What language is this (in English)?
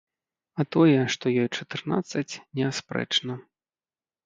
Belarusian